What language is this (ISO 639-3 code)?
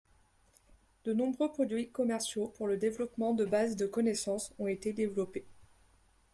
fra